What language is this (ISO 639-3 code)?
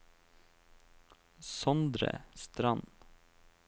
nor